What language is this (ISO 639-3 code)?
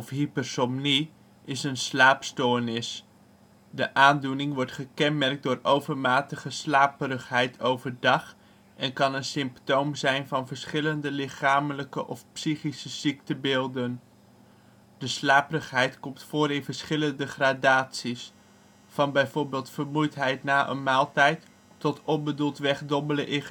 nld